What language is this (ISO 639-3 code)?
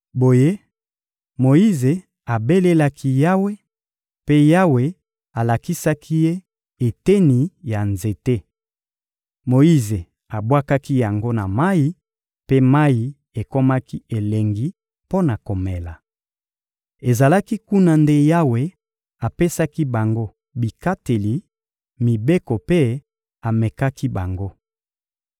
lin